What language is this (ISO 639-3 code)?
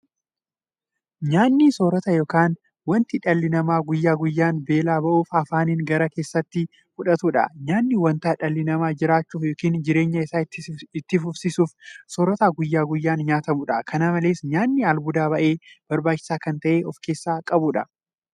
orm